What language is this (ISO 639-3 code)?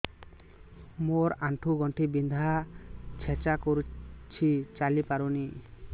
ori